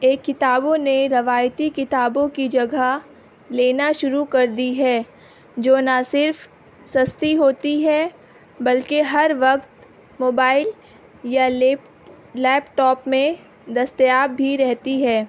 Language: Urdu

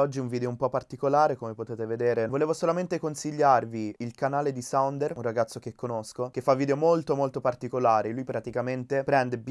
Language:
Italian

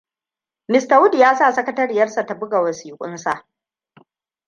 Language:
Hausa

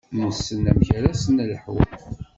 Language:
Kabyle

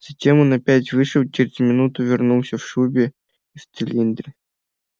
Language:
Russian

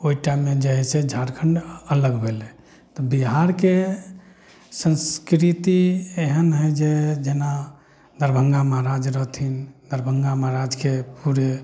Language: Maithili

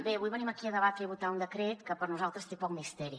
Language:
Catalan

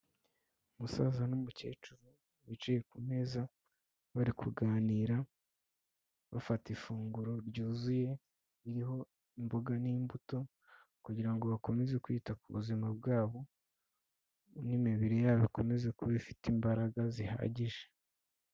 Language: Kinyarwanda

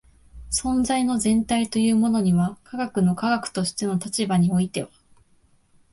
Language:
Japanese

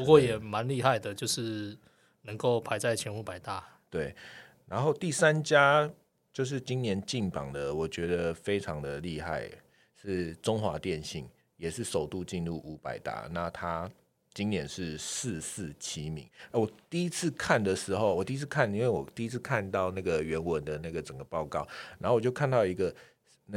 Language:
Chinese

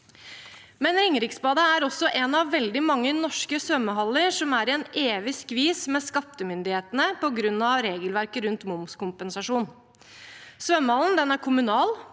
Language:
Norwegian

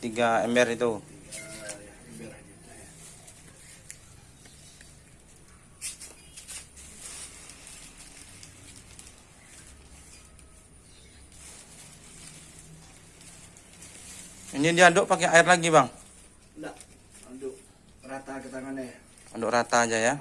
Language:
Indonesian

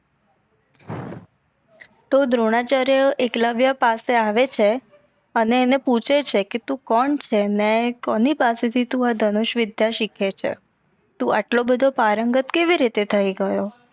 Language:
Gujarati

